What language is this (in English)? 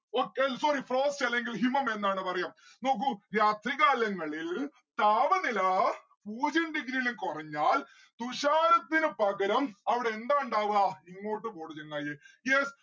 Malayalam